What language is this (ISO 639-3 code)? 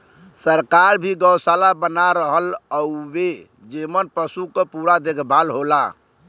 bho